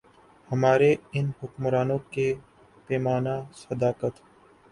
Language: Urdu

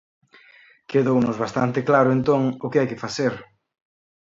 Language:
Galician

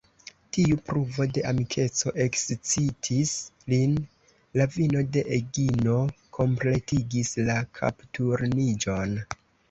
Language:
Esperanto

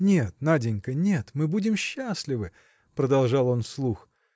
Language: Russian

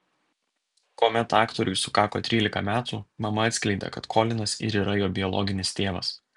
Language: Lithuanian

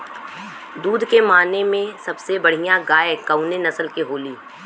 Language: Bhojpuri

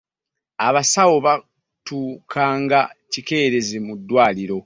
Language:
Ganda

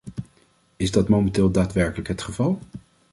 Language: Dutch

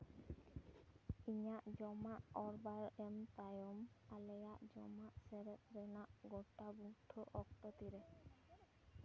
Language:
Santali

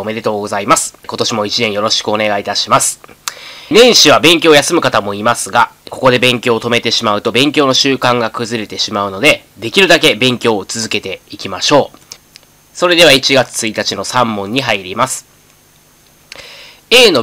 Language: Japanese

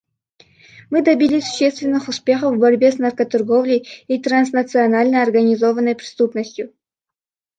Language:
Russian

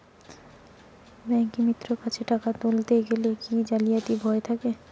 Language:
Bangla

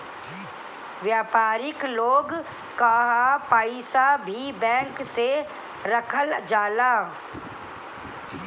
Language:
Bhojpuri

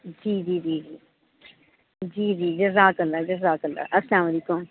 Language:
Urdu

